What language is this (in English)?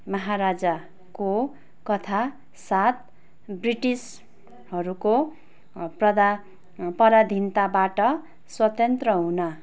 Nepali